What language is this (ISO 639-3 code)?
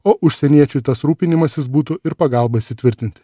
lit